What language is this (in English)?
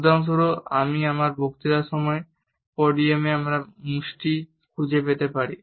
Bangla